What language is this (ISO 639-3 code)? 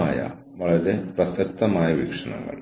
mal